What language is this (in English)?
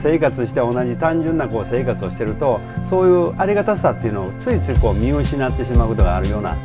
Japanese